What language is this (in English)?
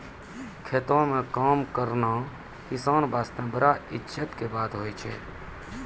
Maithili